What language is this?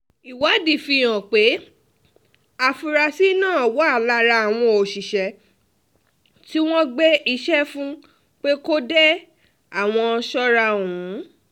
Yoruba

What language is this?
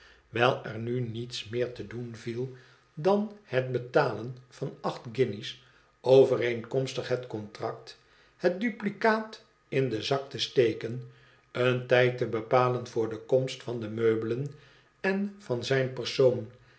Dutch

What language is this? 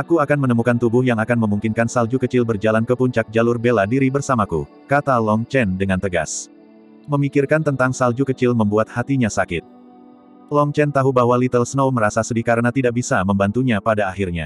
Indonesian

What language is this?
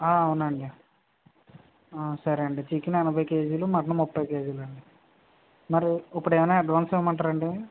Telugu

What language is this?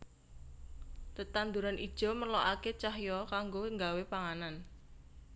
Javanese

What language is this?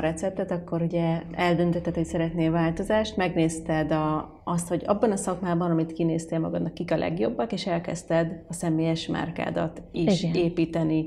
Hungarian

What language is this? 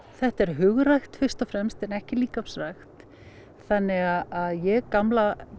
Icelandic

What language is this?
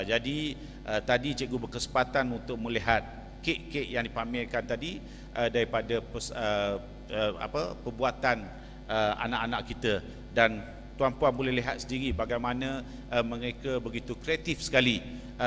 Malay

